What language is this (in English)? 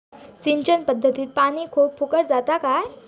Marathi